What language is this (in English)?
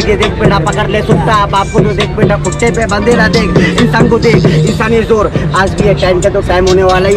Hindi